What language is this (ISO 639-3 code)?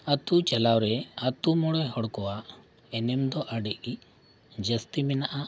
sat